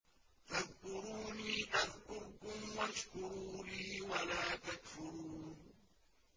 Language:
Arabic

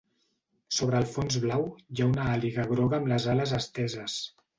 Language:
Catalan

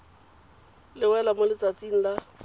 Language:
Tswana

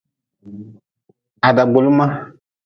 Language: Nawdm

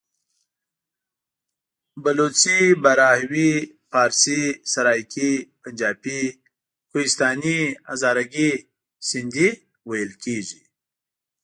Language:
Pashto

